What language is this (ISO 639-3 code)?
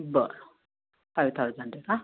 mar